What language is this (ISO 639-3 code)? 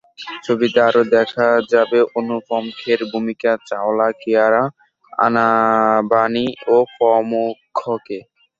ben